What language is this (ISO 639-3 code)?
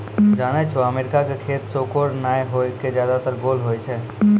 mai